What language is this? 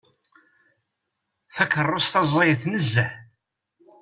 Kabyle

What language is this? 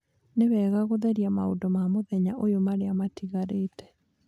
Kikuyu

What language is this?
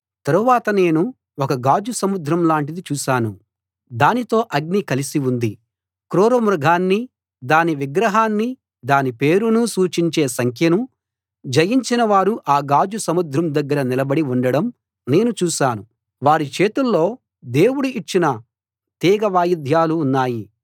Telugu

